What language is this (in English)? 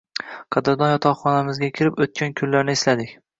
Uzbek